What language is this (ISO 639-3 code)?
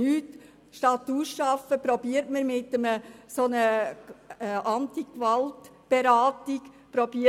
gsw